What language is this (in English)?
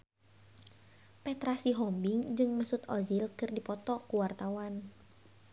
Sundanese